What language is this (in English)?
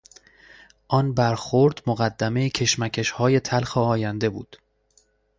Persian